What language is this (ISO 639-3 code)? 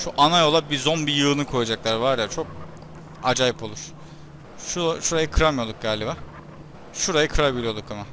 tur